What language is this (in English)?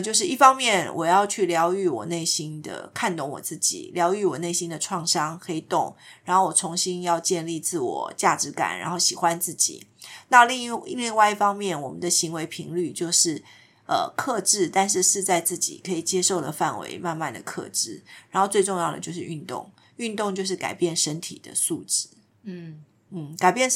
Chinese